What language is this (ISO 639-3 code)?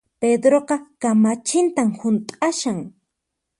qxp